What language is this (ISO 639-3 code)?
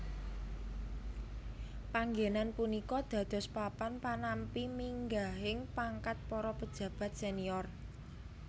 jav